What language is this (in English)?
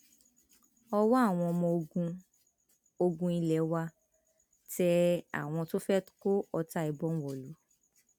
Yoruba